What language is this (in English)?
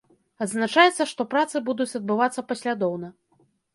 Belarusian